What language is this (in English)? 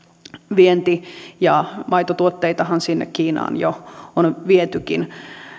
Finnish